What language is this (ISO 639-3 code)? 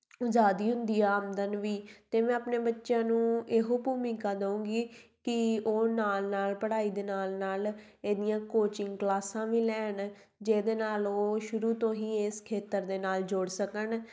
pan